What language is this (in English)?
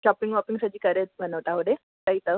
Sindhi